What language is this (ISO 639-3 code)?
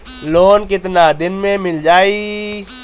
bho